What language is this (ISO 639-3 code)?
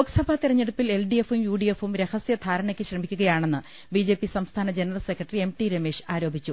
mal